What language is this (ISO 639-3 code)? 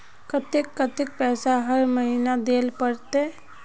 mag